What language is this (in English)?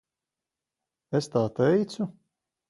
Latvian